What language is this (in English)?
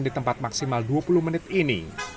Indonesian